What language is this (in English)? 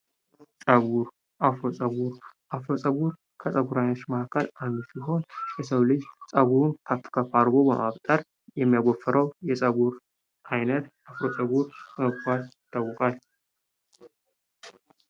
Amharic